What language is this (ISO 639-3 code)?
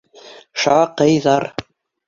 bak